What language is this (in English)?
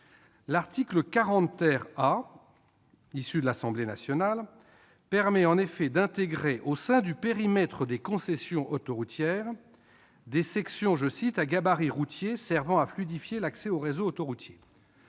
French